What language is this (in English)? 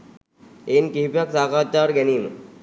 Sinhala